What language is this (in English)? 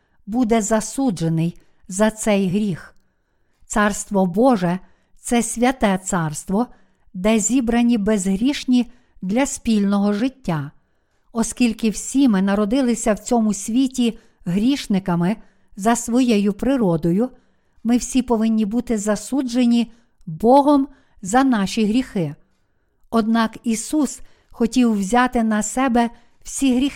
Ukrainian